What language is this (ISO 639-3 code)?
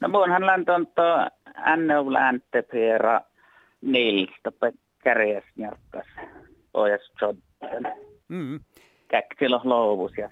fin